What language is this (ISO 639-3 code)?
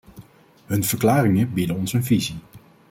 nld